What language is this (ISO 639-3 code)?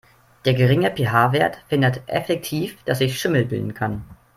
deu